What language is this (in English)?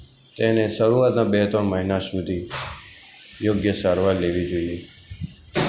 Gujarati